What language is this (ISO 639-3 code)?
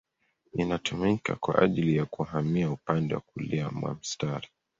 swa